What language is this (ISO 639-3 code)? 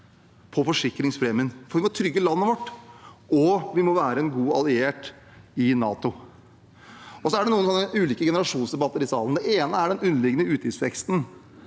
nor